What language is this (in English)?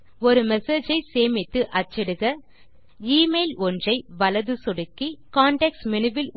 Tamil